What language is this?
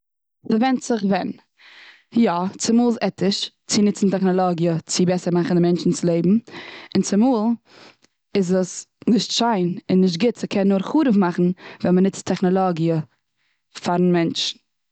Yiddish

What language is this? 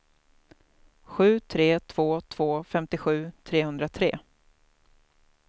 Swedish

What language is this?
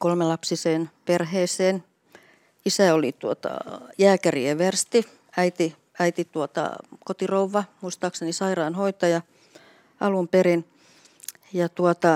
Finnish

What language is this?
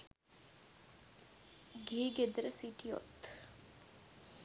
Sinhala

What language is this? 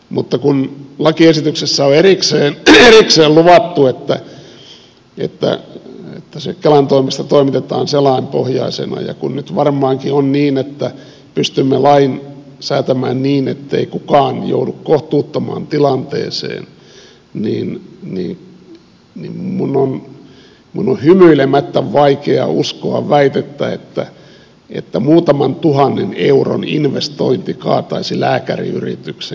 Finnish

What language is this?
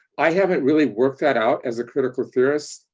English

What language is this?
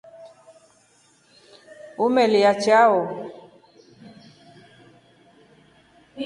Rombo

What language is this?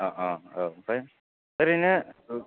Bodo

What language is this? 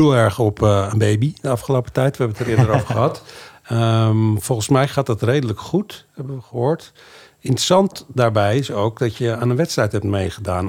Dutch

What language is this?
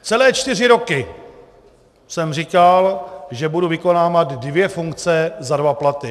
Czech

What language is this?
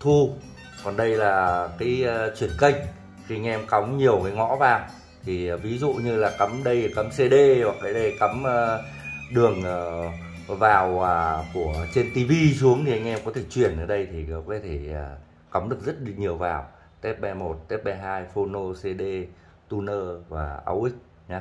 Vietnamese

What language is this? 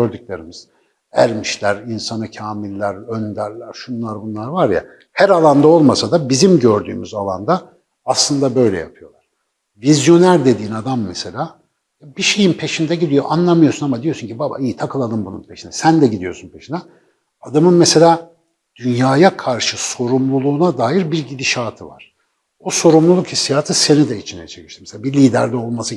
Turkish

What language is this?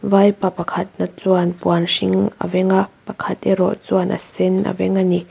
Mizo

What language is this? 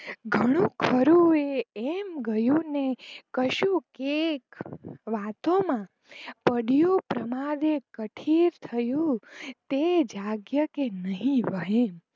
Gujarati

